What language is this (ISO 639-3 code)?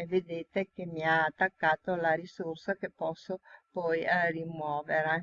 ita